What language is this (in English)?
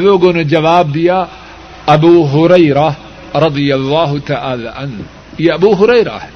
Urdu